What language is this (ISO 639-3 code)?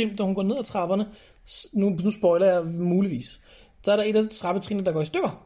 dan